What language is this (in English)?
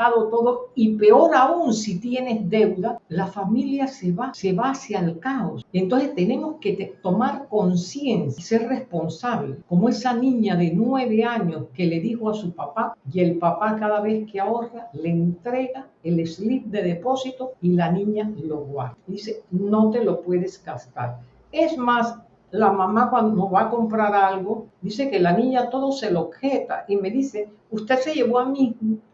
Spanish